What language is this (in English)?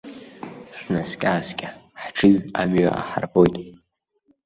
Abkhazian